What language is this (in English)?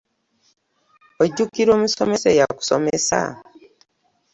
Ganda